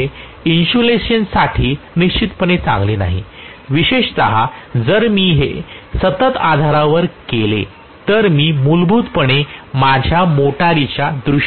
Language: Marathi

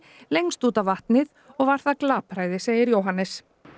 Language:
Icelandic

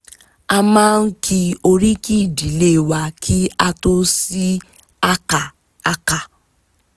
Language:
Yoruba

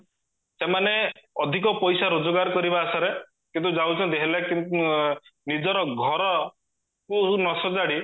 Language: Odia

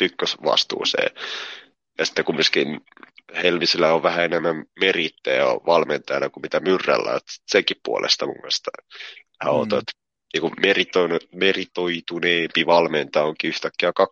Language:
Finnish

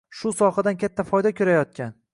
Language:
Uzbek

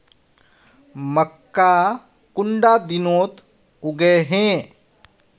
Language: Magahi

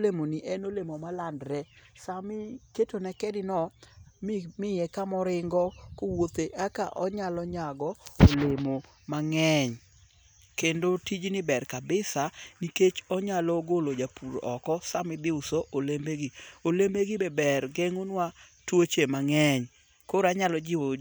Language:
Luo (Kenya and Tanzania)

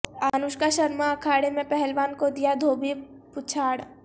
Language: Urdu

